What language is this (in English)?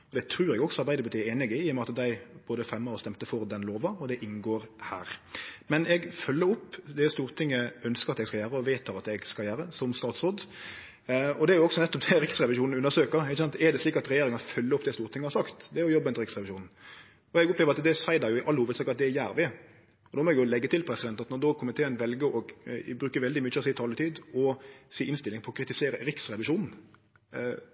Norwegian Nynorsk